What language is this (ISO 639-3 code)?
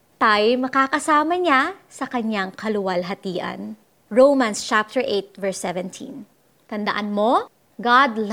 fil